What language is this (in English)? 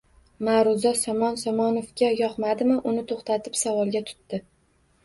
Uzbek